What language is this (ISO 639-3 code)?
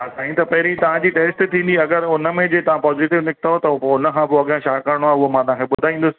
snd